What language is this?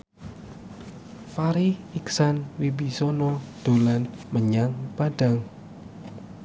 Javanese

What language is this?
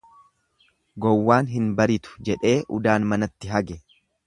Oromo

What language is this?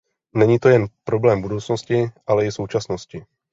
Czech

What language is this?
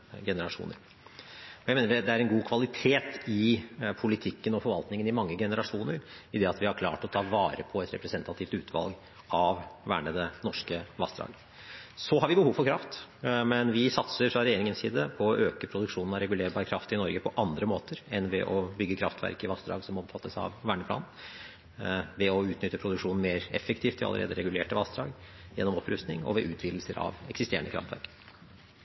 Norwegian Bokmål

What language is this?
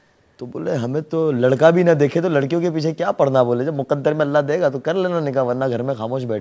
Hindi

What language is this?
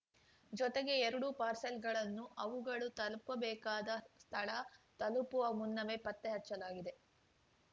Kannada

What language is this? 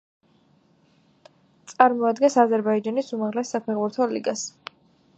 Georgian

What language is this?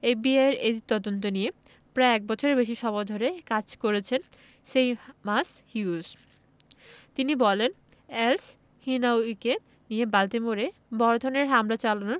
Bangla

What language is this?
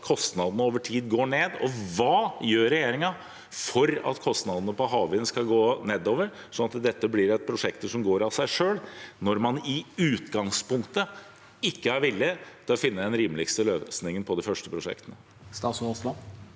Norwegian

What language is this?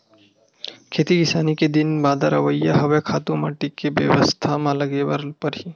Chhattisgarhi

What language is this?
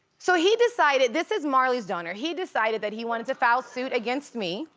English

